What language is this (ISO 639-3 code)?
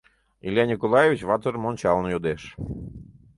chm